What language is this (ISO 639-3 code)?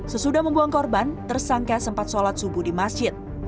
ind